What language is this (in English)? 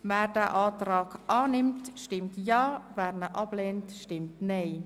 Swiss German